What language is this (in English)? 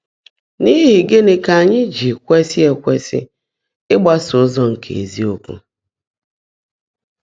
Igbo